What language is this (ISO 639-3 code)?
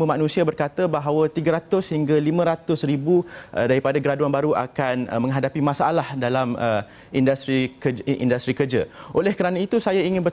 msa